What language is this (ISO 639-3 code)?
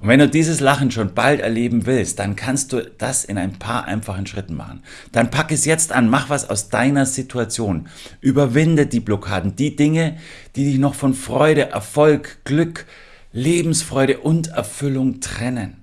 deu